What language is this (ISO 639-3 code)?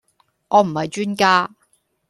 yue